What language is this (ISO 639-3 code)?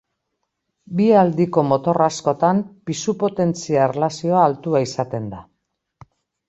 eus